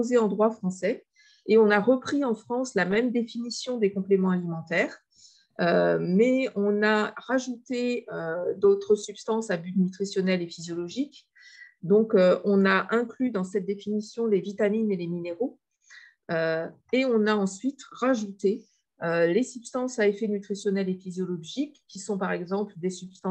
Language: French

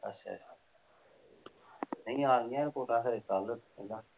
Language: Punjabi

